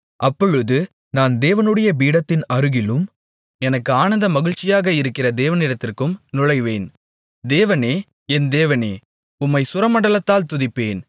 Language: Tamil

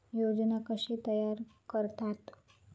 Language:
Marathi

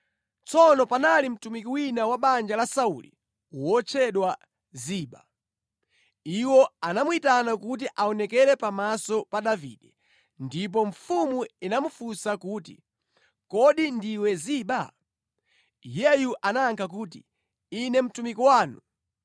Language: Nyanja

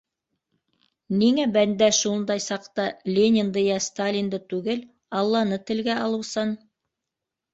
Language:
Bashkir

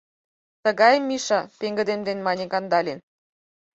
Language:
Mari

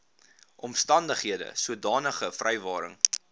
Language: Afrikaans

